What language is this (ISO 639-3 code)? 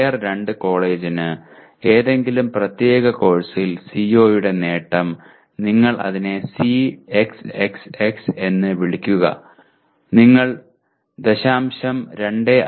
mal